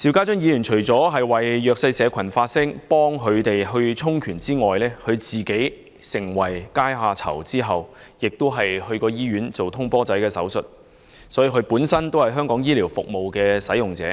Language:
Cantonese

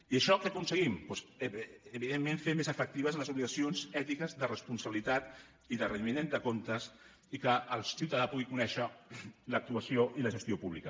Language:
Catalan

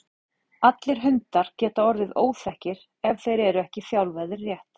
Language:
Icelandic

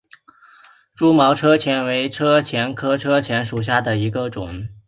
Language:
Chinese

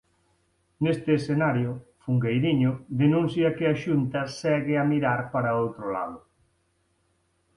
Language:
Galician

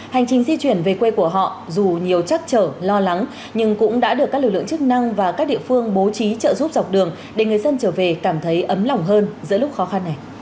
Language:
Vietnamese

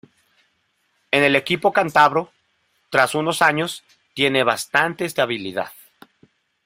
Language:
Spanish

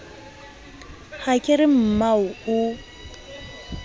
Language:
Southern Sotho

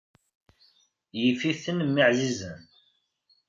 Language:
Kabyle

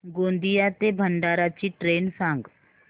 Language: Marathi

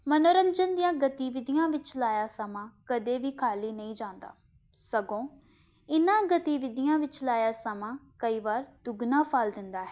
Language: Punjabi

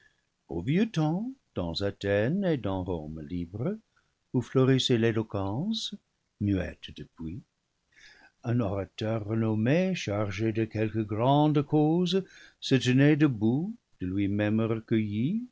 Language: French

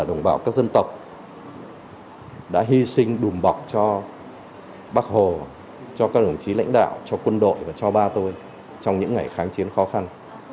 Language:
Vietnamese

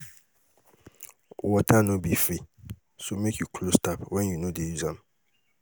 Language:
Nigerian Pidgin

